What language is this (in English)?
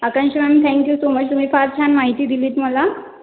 Marathi